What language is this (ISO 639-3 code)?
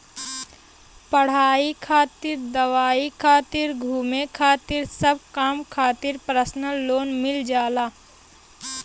bho